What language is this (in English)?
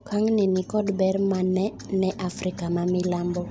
Luo (Kenya and Tanzania)